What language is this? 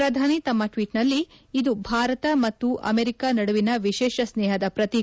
Kannada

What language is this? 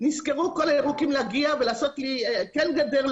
Hebrew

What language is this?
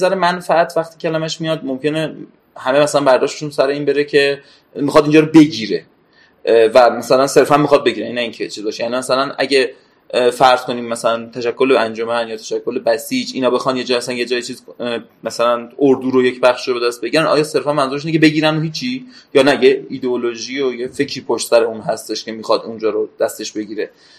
Persian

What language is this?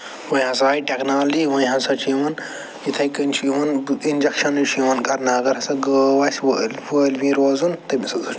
Kashmiri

